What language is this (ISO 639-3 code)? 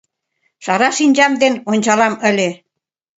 chm